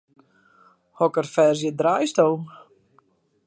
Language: Western Frisian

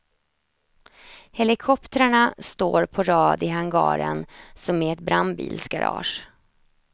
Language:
Swedish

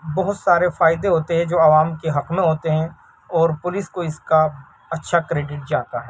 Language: Urdu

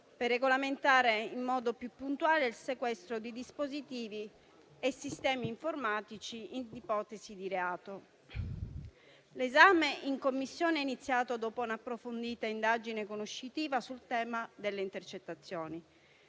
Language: Italian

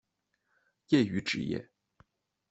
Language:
Chinese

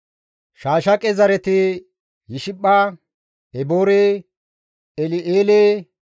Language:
Gamo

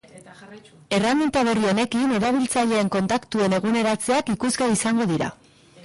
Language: Basque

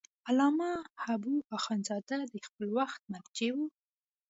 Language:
Pashto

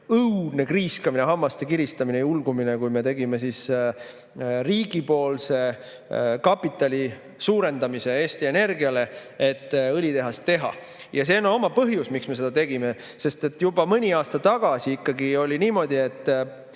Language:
Estonian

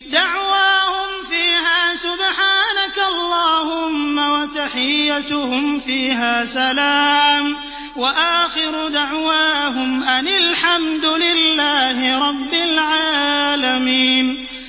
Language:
Arabic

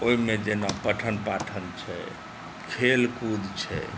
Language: Maithili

